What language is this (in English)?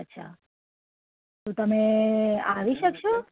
Gujarati